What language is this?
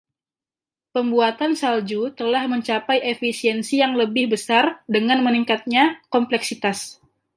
Indonesian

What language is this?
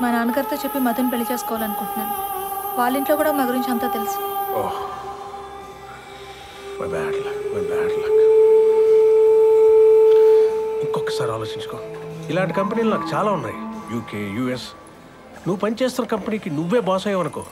Telugu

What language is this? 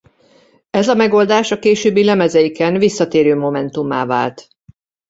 Hungarian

